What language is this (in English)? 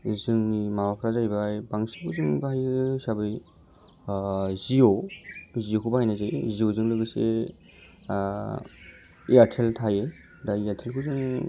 Bodo